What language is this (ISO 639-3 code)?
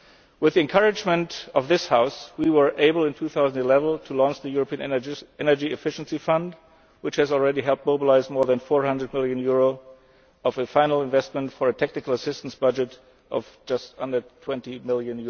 eng